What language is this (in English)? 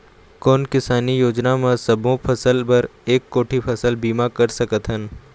Chhattisgarhi